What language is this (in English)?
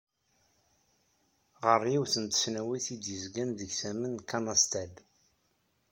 Kabyle